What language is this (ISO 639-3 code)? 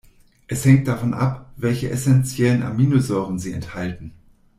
deu